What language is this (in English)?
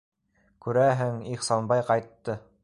Bashkir